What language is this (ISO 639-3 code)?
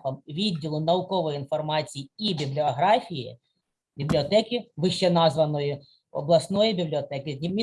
ukr